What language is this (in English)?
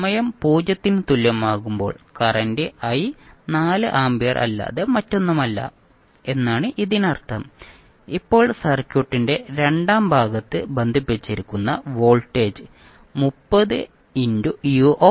Malayalam